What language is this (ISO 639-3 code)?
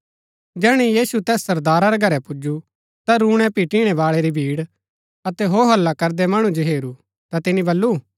gbk